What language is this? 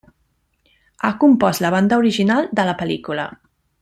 Catalan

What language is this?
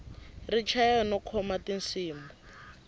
Tsonga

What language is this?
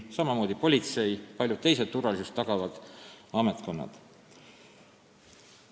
Estonian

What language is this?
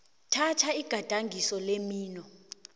South Ndebele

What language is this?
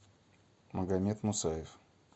Russian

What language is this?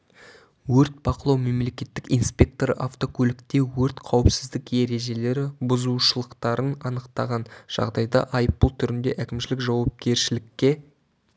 Kazakh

